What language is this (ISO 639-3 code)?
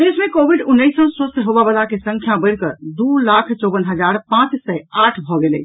mai